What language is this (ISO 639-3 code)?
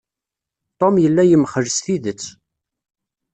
kab